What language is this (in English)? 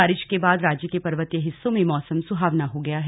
Hindi